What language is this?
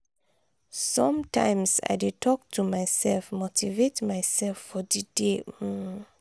Nigerian Pidgin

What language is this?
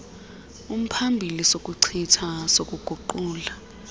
Xhosa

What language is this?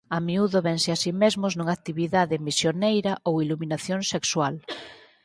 Galician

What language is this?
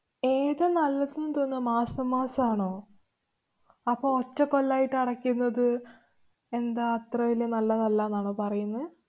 Malayalam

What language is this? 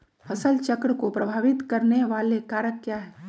Magahi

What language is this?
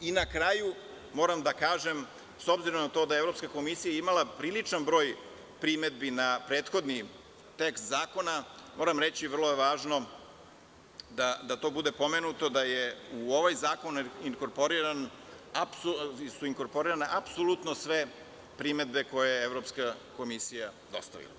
Serbian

